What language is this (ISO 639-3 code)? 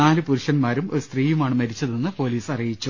mal